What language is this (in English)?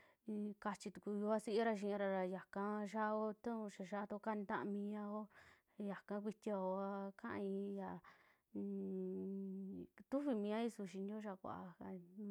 Western Juxtlahuaca Mixtec